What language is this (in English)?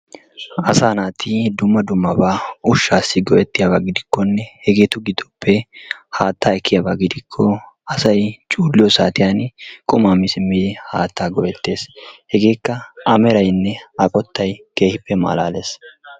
Wolaytta